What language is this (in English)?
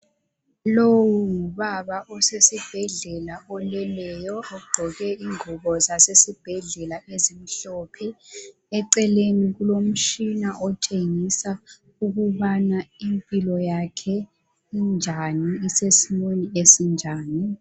North Ndebele